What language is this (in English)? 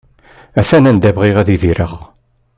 Kabyle